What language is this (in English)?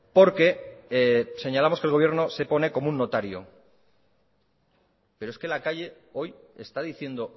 Spanish